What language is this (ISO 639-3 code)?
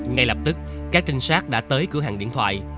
vie